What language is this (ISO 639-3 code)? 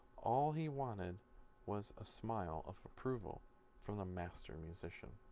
eng